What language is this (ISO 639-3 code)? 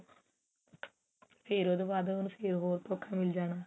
pan